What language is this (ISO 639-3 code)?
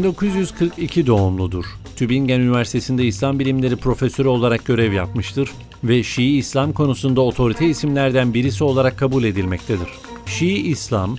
tur